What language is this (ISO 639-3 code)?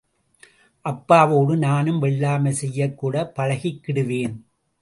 tam